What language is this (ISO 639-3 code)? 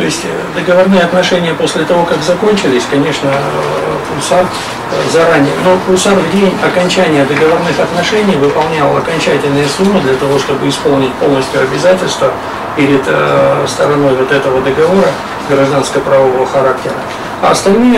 rus